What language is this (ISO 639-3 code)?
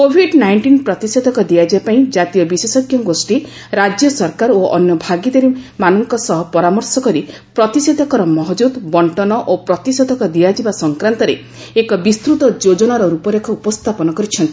ori